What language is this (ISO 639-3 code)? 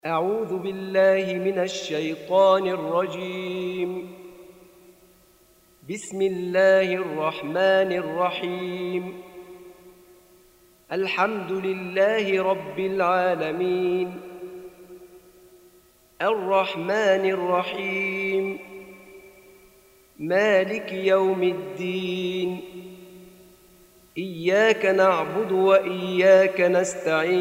ara